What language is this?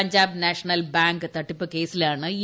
Malayalam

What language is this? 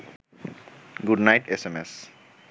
Bangla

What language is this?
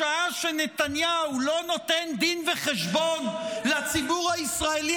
Hebrew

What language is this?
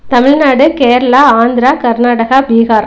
Tamil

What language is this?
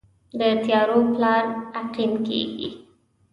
Pashto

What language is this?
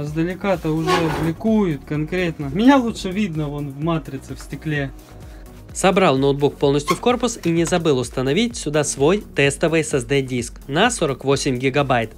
Russian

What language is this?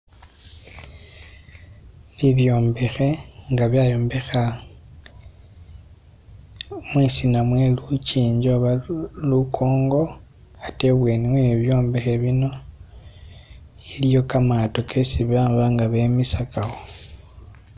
Masaaba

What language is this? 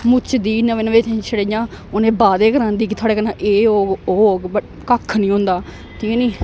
Dogri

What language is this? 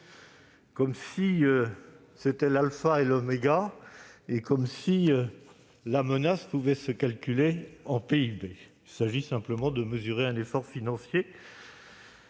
French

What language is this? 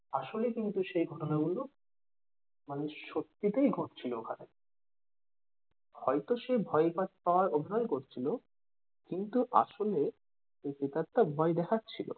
Bangla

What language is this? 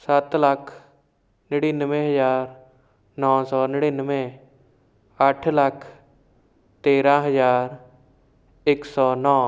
Punjabi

